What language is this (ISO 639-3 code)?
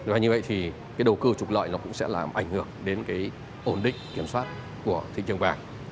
vie